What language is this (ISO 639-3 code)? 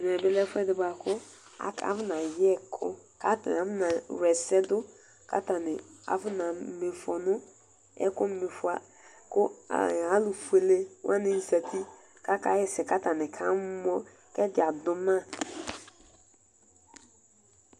kpo